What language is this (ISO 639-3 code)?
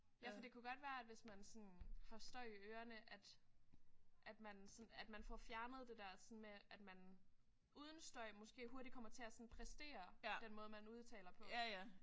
dan